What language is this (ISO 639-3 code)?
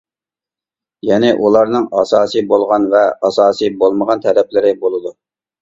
uig